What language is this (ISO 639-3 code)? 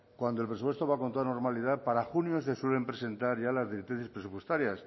spa